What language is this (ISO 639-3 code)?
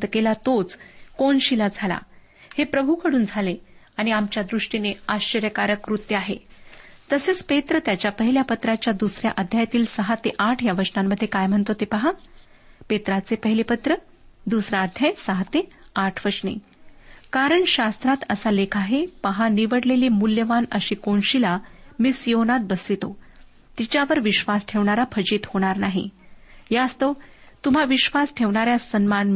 mar